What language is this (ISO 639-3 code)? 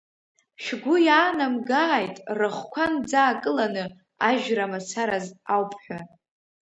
abk